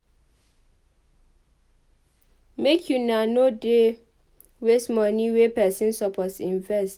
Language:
Nigerian Pidgin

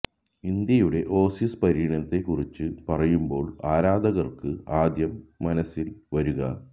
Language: Malayalam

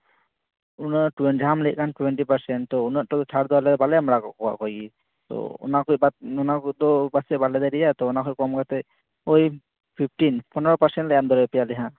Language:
Santali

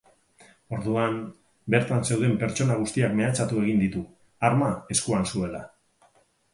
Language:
Basque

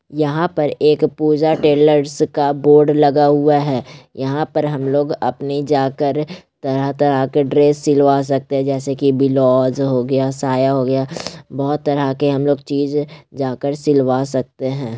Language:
Magahi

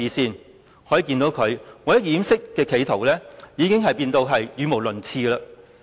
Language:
Cantonese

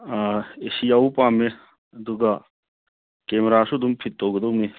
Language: Manipuri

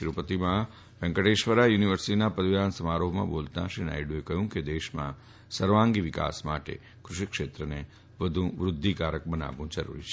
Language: Gujarati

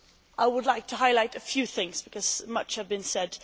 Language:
English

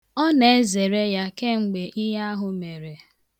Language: Igbo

